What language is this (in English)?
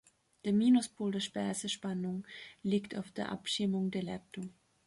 German